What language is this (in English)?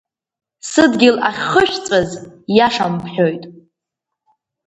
Abkhazian